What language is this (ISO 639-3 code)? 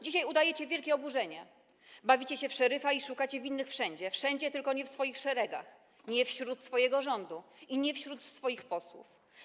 pol